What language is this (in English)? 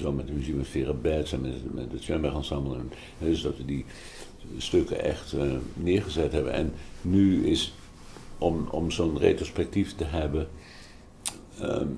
Dutch